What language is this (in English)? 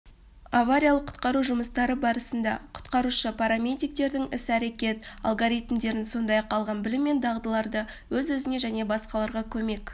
Kazakh